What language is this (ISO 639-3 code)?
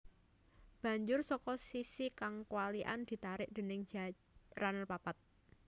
jav